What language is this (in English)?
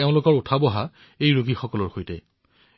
Assamese